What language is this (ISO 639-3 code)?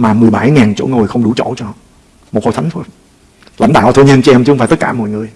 vie